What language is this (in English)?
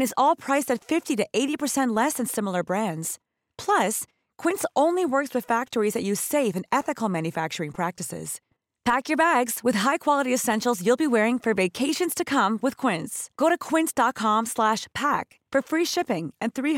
Chinese